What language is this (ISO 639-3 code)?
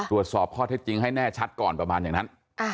tha